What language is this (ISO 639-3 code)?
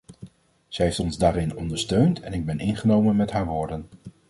nld